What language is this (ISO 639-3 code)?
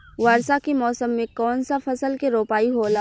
bho